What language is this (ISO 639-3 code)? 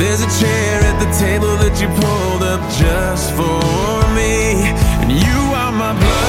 fra